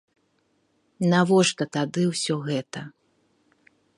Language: Belarusian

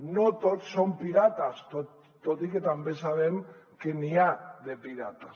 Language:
Catalan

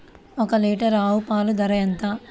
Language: Telugu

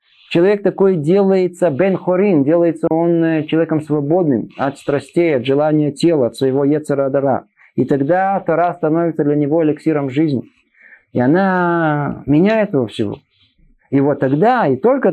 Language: Russian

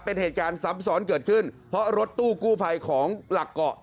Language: Thai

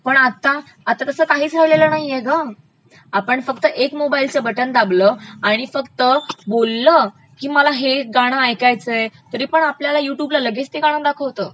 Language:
Marathi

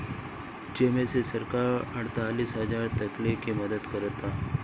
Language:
Bhojpuri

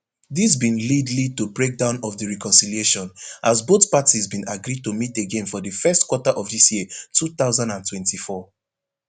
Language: Nigerian Pidgin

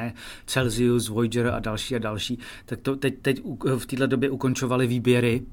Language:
Czech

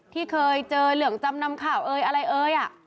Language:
Thai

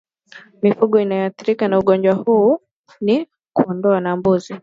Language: Swahili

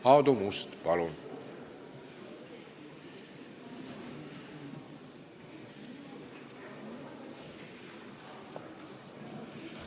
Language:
Estonian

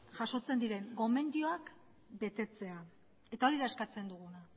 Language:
Basque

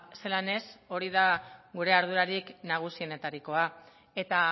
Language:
Basque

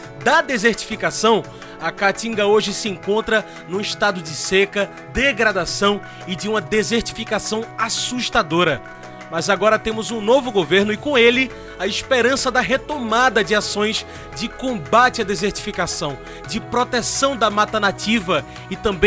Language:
Portuguese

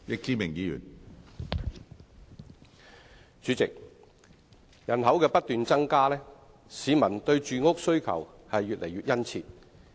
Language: Cantonese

